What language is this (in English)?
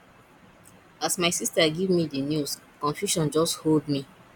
Nigerian Pidgin